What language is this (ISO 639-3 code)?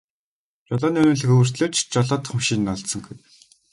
mon